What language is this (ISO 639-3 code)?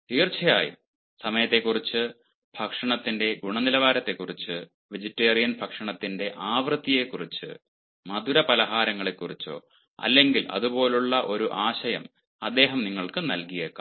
mal